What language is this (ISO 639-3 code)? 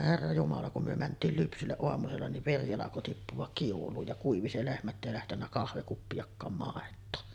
fin